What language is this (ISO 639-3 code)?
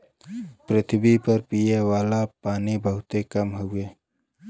bho